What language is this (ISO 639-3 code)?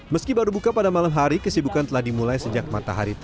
ind